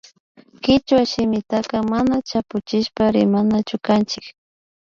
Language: Imbabura Highland Quichua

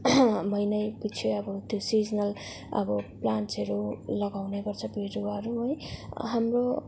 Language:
Nepali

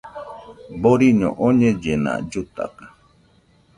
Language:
Nüpode Huitoto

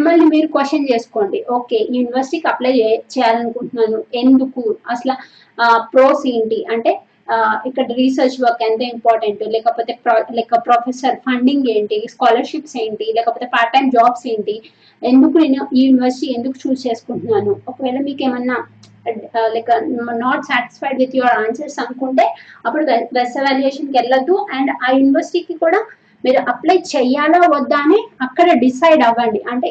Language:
Telugu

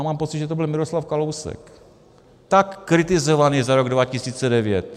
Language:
Czech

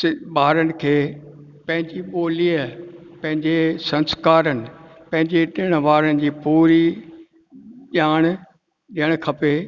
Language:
Sindhi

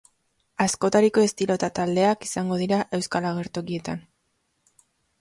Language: Basque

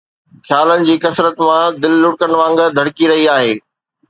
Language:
Sindhi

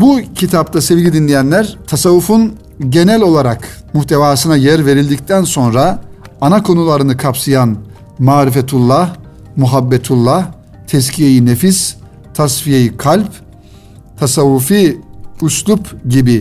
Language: Turkish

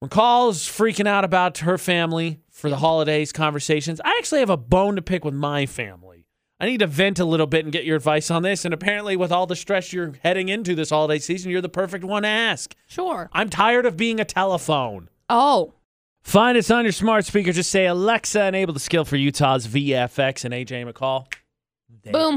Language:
English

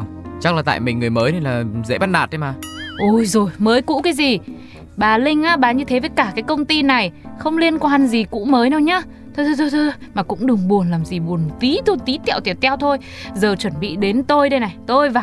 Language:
Vietnamese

